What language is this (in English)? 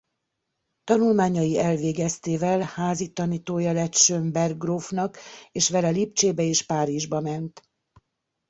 Hungarian